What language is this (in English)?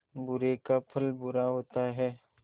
Hindi